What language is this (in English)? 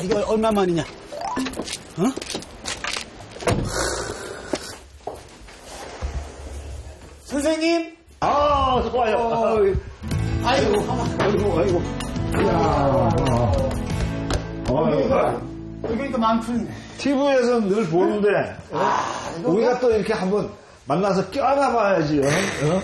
Korean